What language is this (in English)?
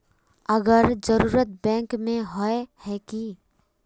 Magahi